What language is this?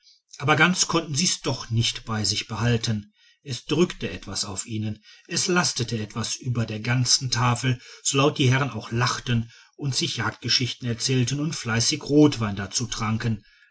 German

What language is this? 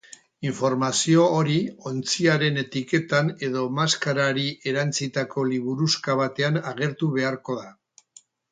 Basque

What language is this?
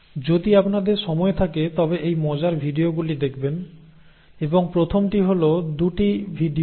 Bangla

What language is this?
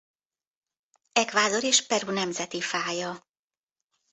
Hungarian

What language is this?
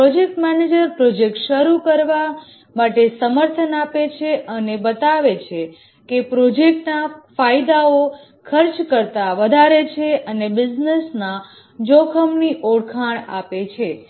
Gujarati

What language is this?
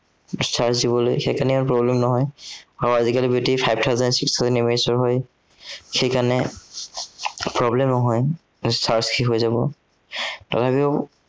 Assamese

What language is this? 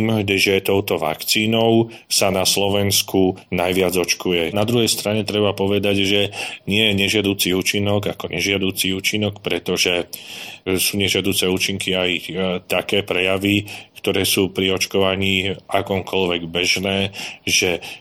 Slovak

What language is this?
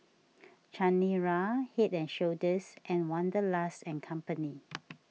English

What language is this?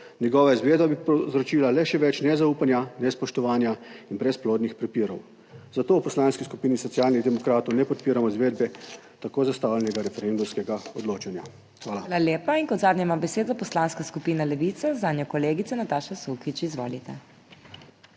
Slovenian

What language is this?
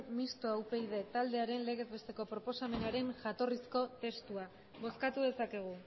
Basque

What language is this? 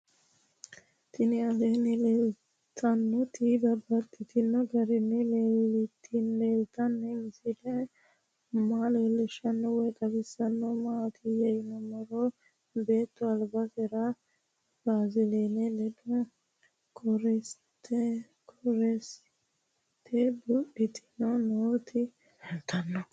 Sidamo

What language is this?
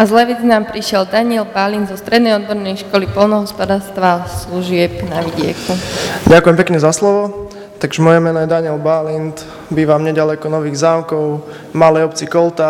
Slovak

